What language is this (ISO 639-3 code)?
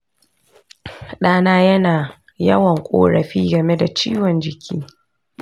hau